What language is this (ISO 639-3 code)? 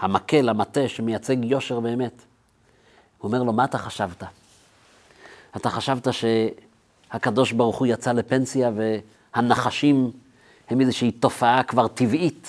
heb